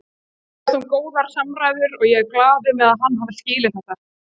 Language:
Icelandic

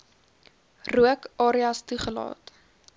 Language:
Afrikaans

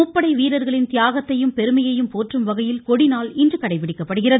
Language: Tamil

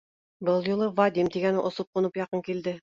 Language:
Bashkir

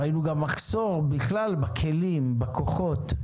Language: Hebrew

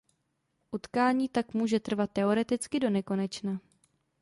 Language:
Czech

